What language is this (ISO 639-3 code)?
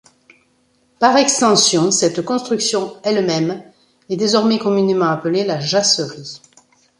fra